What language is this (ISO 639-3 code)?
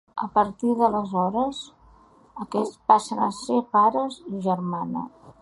cat